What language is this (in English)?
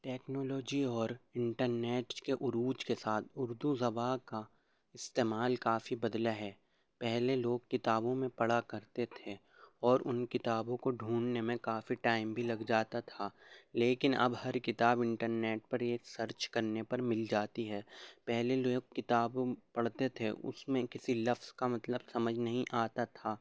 Urdu